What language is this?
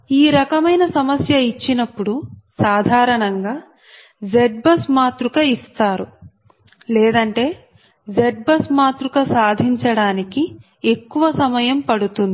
Telugu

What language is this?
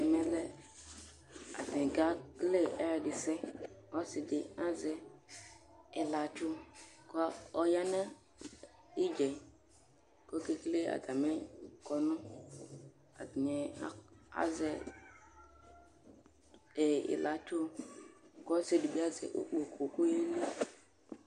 Ikposo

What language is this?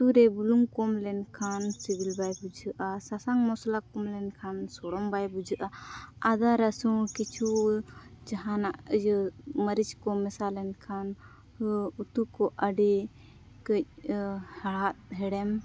Santali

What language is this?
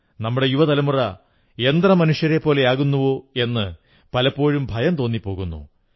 Malayalam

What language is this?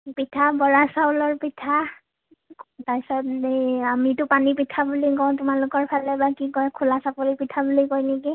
Assamese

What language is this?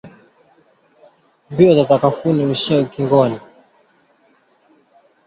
Swahili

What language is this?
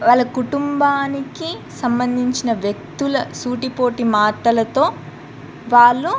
Telugu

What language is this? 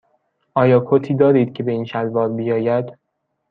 Persian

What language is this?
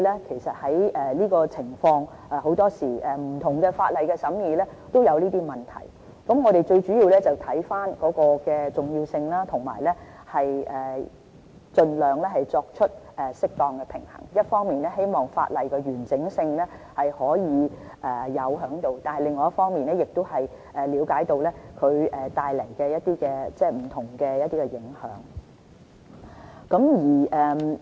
Cantonese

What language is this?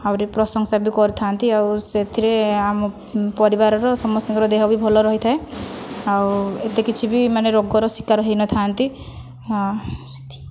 Odia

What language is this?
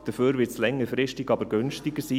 Swiss German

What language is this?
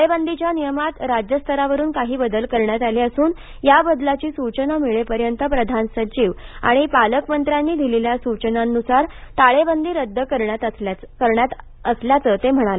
Marathi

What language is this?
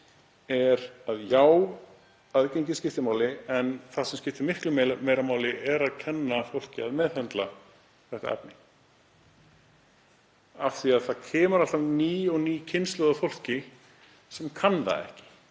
Icelandic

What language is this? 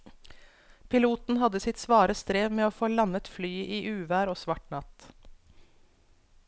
Norwegian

